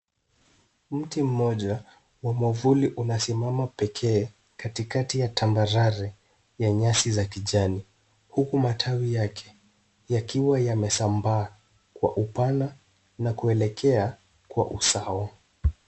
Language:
Swahili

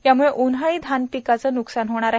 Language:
Marathi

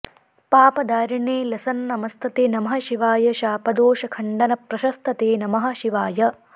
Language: Sanskrit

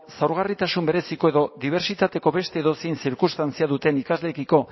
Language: Basque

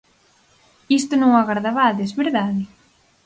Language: Galician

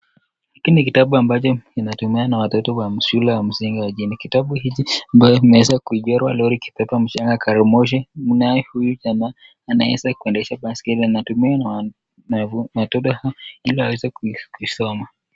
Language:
Swahili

